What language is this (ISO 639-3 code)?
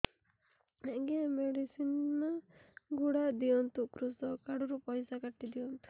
ori